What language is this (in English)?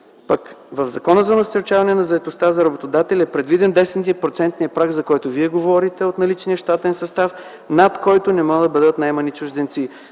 Bulgarian